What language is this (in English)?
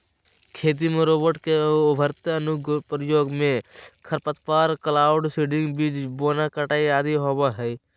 Magahi